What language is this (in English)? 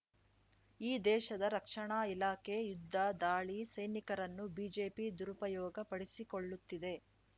Kannada